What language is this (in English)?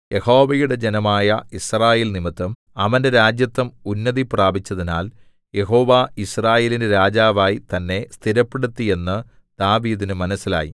Malayalam